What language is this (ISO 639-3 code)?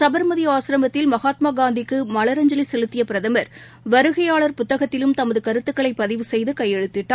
tam